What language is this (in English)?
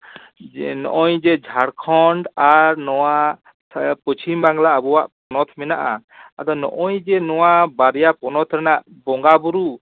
Santali